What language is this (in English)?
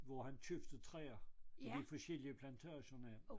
Danish